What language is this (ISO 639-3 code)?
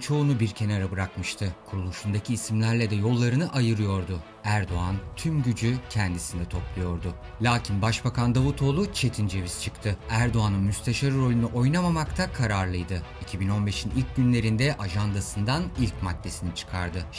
tur